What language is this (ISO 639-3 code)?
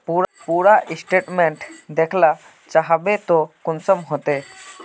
mag